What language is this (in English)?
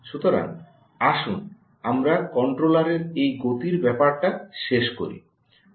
Bangla